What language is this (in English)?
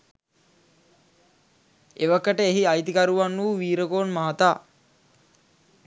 Sinhala